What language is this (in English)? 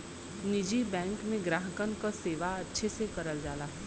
Bhojpuri